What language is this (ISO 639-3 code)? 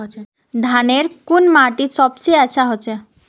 mag